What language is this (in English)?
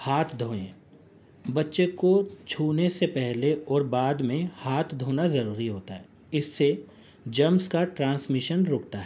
Urdu